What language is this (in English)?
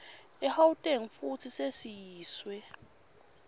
Swati